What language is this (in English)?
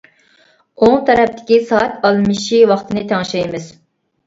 Uyghur